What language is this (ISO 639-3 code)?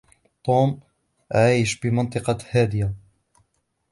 ara